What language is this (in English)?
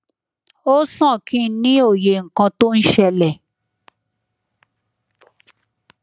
Yoruba